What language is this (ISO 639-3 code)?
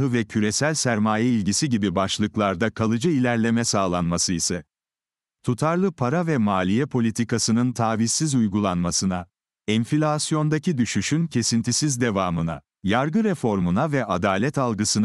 tur